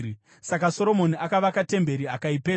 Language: Shona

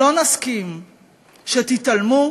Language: Hebrew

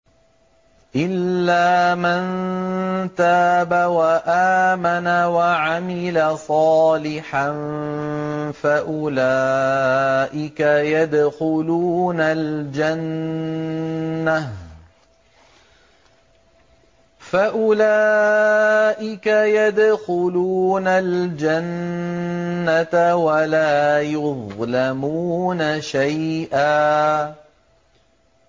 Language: Arabic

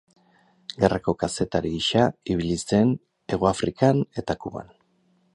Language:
Basque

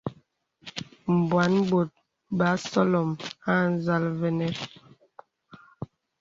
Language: Bebele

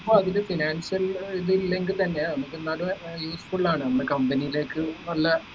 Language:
Malayalam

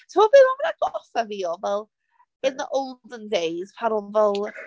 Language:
Welsh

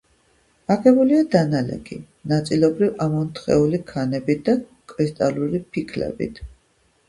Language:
Georgian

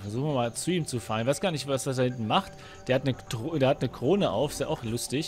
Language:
German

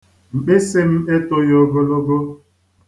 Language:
Igbo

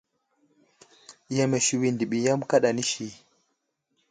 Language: Wuzlam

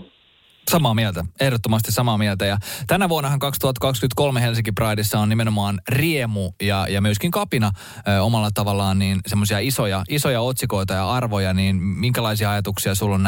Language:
Finnish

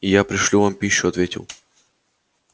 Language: Russian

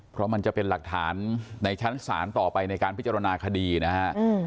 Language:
Thai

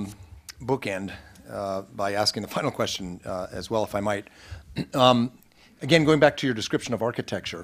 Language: English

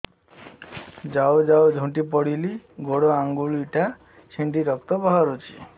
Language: Odia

